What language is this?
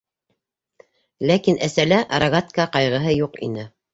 Bashkir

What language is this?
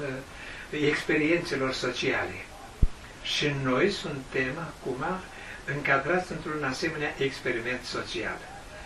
Romanian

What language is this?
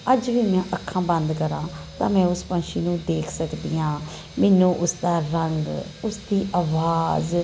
Punjabi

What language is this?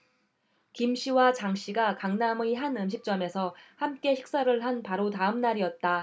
Korean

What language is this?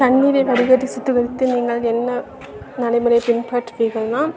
Tamil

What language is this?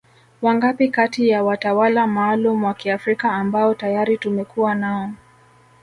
Swahili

